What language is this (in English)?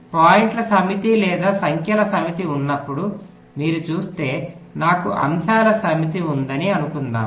Telugu